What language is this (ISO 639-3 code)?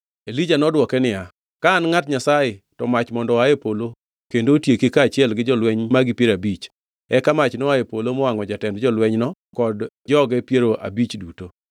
luo